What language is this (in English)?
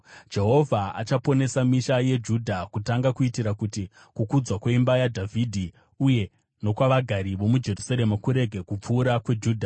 Shona